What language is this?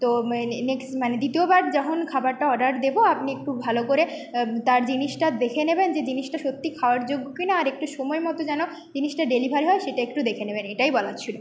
Bangla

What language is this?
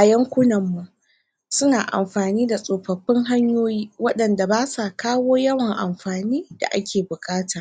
Hausa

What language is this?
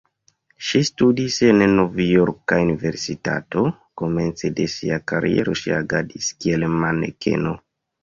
Esperanto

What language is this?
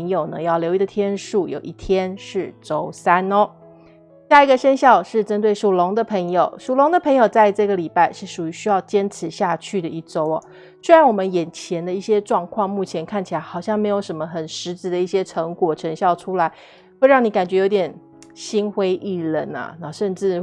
Chinese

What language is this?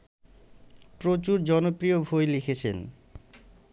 Bangla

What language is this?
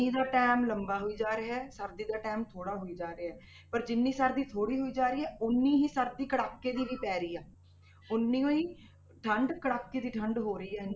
Punjabi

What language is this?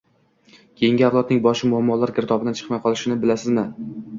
Uzbek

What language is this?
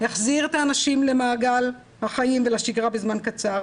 Hebrew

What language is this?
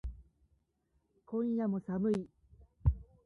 Japanese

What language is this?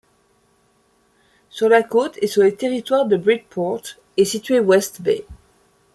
French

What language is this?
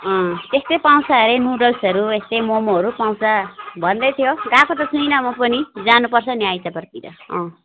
Nepali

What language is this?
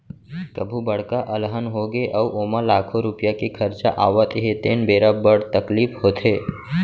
Chhattisgarhi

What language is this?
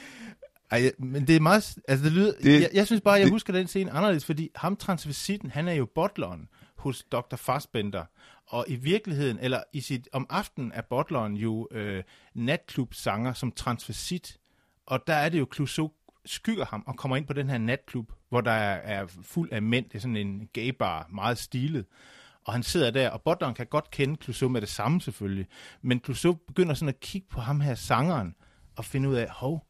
Danish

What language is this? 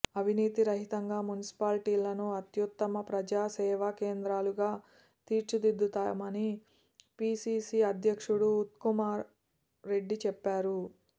Telugu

